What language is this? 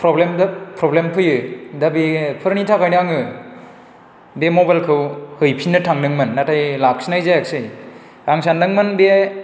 Bodo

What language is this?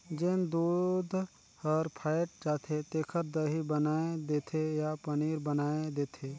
Chhattisgarhi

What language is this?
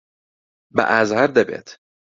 Central Kurdish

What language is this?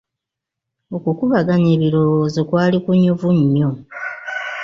Ganda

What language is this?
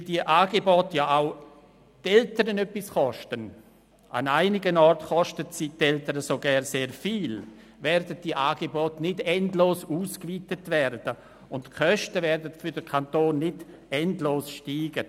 Swiss German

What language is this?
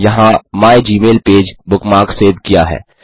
Hindi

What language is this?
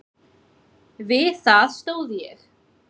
Icelandic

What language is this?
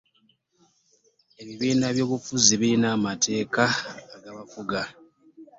Ganda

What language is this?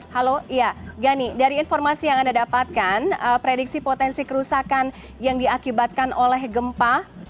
Indonesian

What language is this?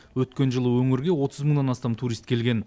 Kazakh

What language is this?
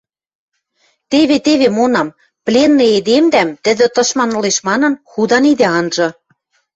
Western Mari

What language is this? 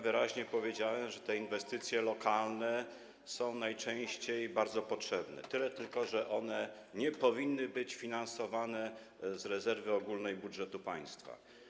Polish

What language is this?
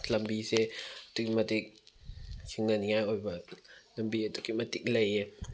Manipuri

